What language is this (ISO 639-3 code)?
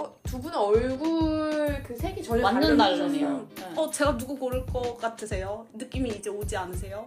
kor